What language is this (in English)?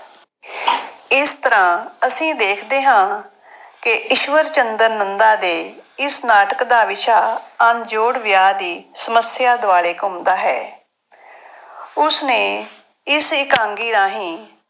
Punjabi